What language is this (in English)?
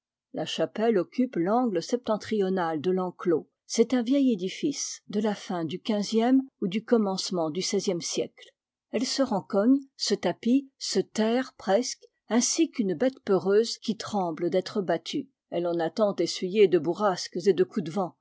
French